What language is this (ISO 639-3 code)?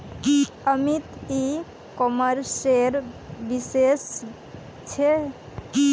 mag